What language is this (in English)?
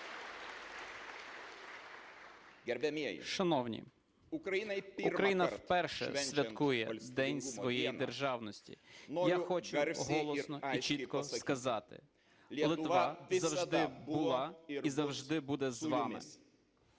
Ukrainian